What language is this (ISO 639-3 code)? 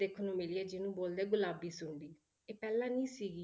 pan